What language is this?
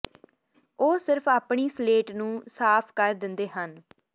Punjabi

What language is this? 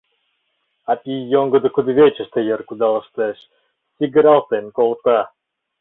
Mari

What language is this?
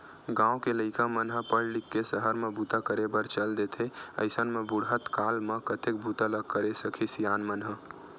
Chhattisgarhi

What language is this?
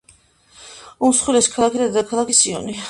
Georgian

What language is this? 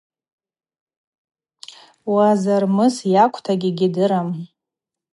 Abaza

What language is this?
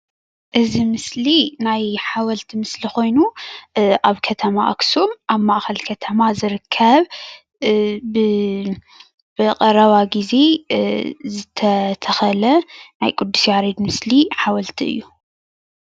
Tigrinya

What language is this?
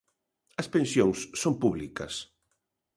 Galician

